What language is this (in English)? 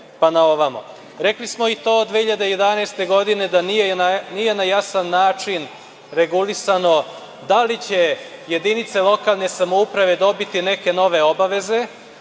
Serbian